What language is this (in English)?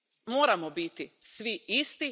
Croatian